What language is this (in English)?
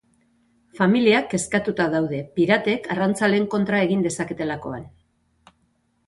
Basque